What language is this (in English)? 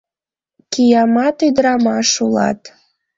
Mari